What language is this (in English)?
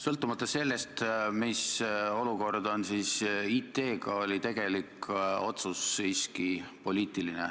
Estonian